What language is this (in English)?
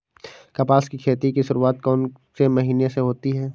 Hindi